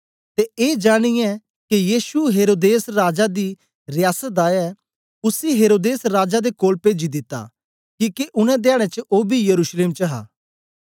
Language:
Dogri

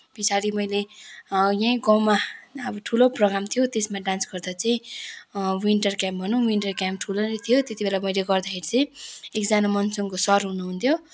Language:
Nepali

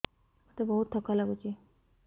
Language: Odia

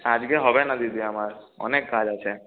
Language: Bangla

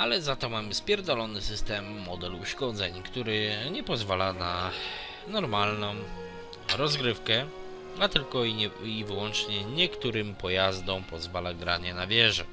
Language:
Polish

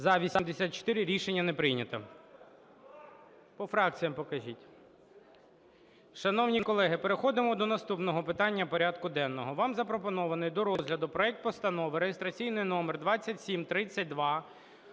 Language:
Ukrainian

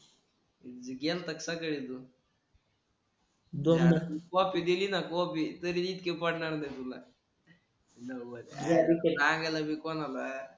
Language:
Marathi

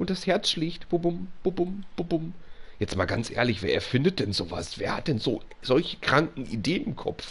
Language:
German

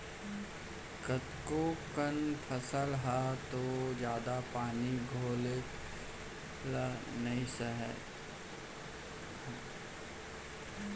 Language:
Chhattisgarhi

